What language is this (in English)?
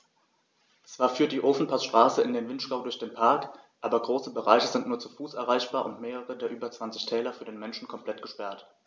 German